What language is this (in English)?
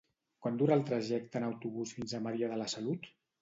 Catalan